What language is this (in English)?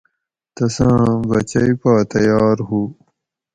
Gawri